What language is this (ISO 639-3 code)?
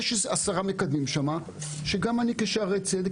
heb